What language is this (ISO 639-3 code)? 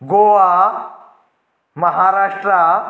kok